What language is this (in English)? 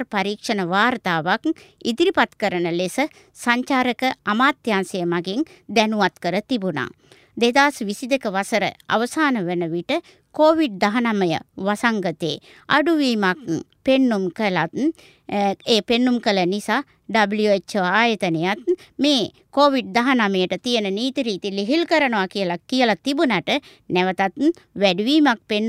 Japanese